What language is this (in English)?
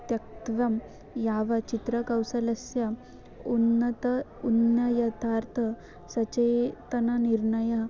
Sanskrit